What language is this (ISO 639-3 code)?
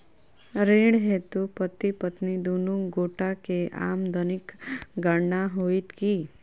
mai